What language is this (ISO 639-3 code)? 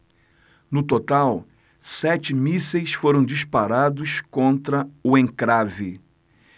por